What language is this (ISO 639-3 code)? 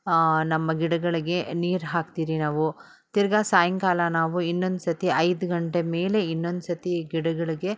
kan